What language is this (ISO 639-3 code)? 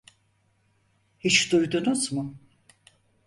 tur